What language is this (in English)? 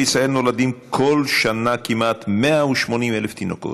Hebrew